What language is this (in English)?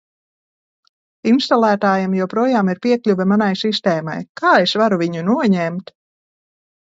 Latvian